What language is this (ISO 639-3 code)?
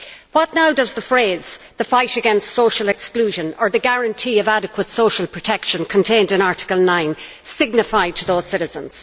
eng